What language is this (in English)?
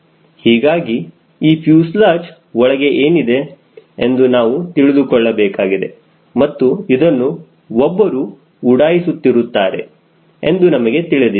Kannada